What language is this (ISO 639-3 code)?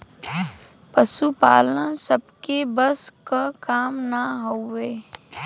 bho